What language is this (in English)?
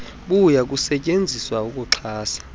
Xhosa